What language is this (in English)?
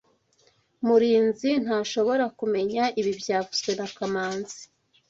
Kinyarwanda